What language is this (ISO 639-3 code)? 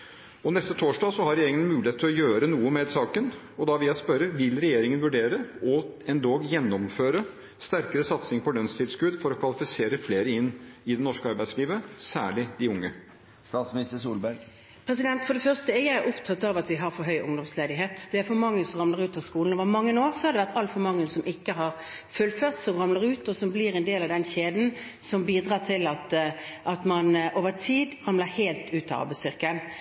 nob